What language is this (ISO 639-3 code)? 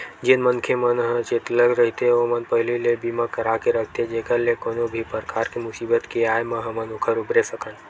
hne